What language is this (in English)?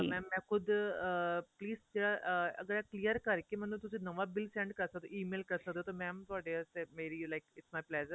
Punjabi